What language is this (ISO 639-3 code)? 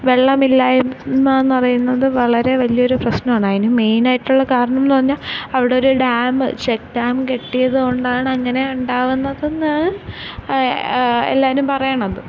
mal